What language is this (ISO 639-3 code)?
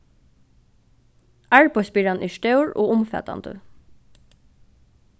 fao